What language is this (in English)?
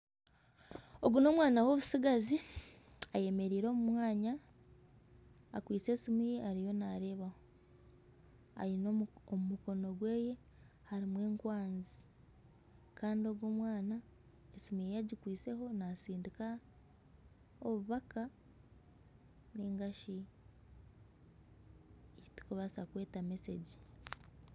Nyankole